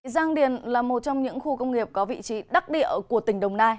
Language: Vietnamese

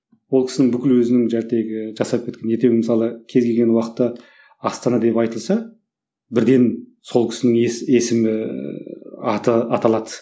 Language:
Kazakh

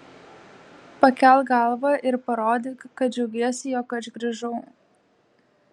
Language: Lithuanian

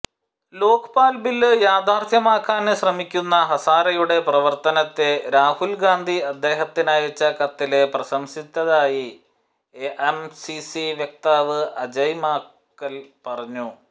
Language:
Malayalam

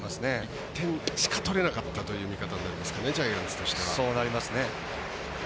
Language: Japanese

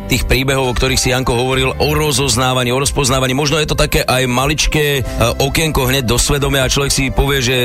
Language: Slovak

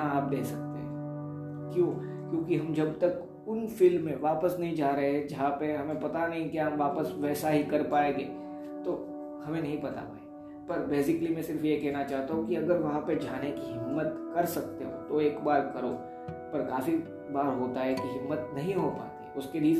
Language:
Hindi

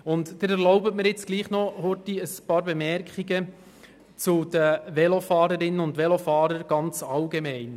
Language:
Swiss German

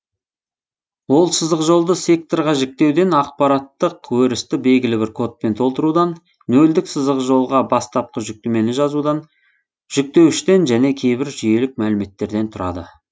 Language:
Kazakh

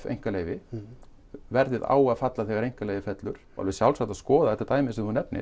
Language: Icelandic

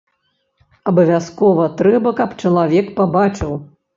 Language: Belarusian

